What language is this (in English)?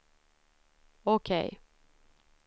Swedish